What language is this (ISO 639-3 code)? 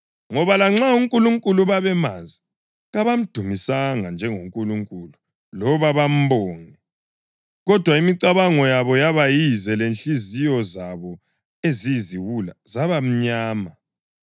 nde